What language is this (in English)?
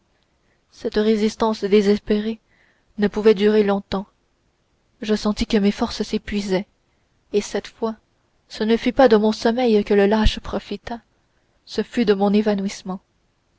French